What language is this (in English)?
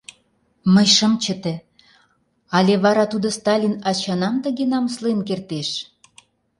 Mari